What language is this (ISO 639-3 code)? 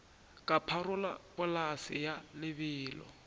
nso